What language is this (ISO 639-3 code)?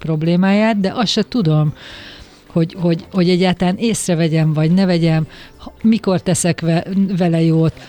hun